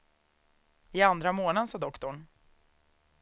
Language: Swedish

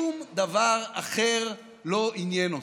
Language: Hebrew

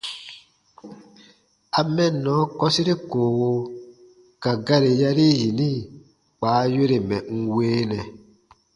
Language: Baatonum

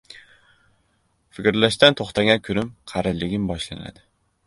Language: Uzbek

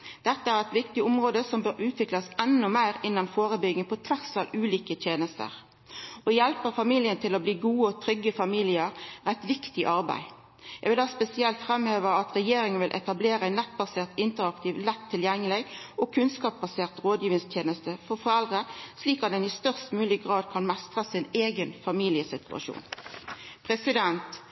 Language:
Norwegian Nynorsk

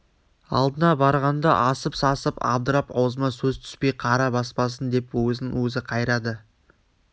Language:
Kazakh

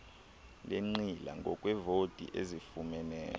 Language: Xhosa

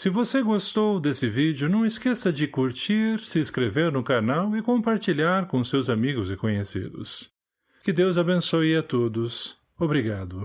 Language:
Portuguese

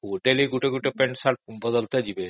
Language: Odia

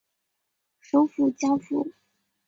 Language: Chinese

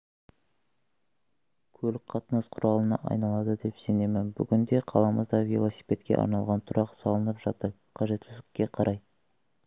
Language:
Kazakh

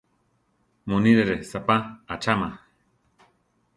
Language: Central Tarahumara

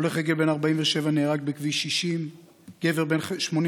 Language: Hebrew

